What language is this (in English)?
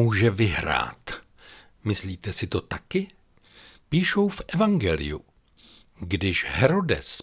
Czech